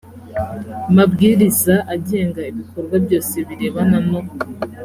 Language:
Kinyarwanda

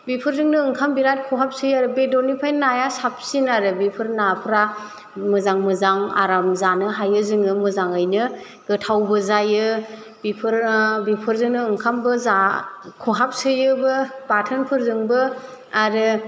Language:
Bodo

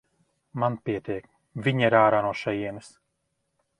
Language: Latvian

